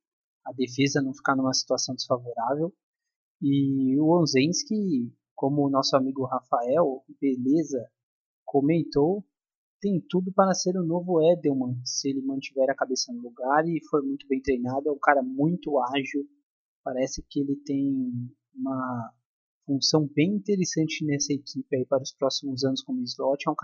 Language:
Portuguese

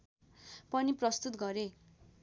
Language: Nepali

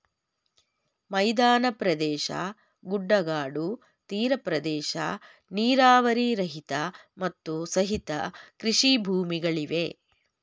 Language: Kannada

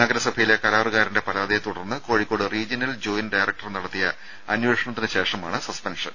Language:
Malayalam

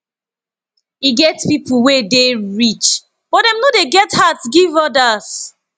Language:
Nigerian Pidgin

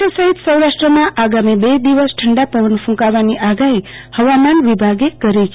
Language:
Gujarati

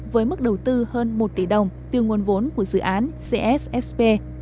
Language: Vietnamese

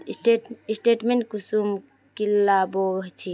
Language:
Magahi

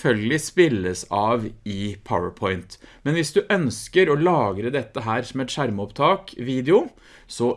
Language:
Norwegian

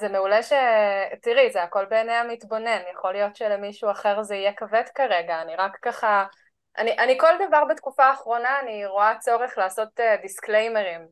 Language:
Hebrew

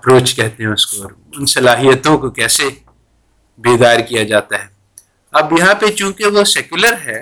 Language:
Urdu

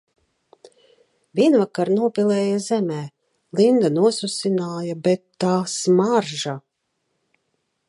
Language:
Latvian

